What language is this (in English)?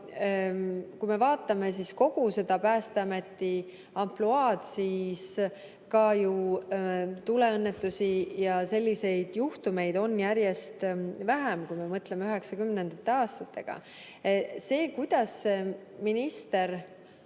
Estonian